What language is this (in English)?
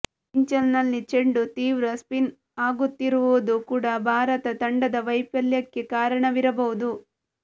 Kannada